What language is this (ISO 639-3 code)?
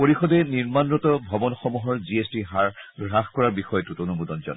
asm